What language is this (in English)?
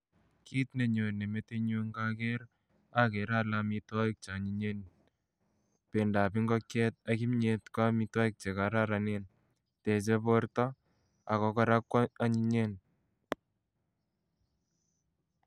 Kalenjin